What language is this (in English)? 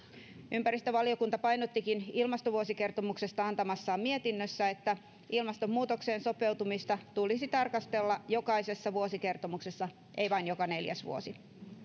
Finnish